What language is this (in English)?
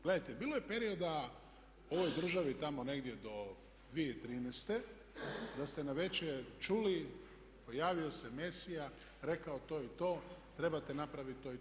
Croatian